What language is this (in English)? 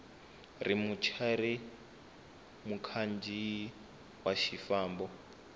Tsonga